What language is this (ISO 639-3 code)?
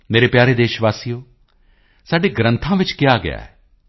pan